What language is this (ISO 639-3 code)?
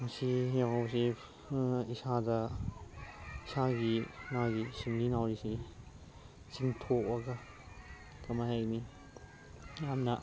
mni